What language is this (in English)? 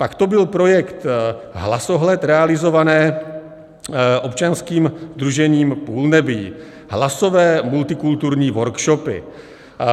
Czech